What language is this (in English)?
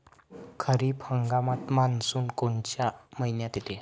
Marathi